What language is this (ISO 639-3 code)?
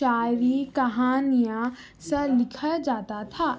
urd